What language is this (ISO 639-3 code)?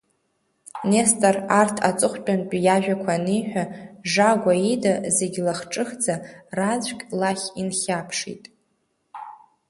abk